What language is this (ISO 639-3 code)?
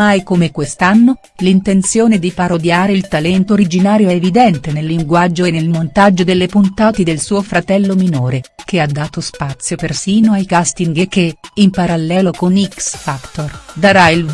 ita